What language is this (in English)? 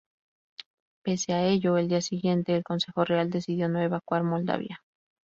Spanish